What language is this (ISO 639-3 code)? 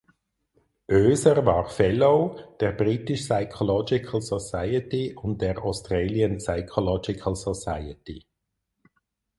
deu